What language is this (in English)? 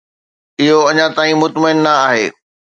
Sindhi